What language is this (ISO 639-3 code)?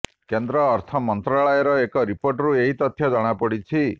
ori